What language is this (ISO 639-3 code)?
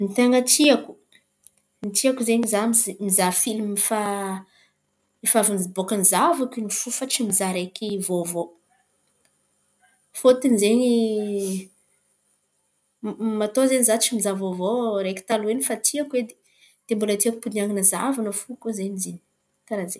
xmv